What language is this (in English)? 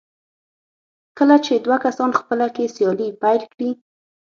Pashto